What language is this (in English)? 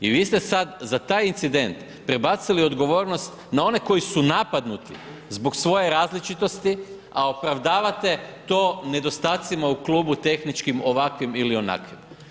Croatian